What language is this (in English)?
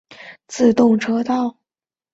Chinese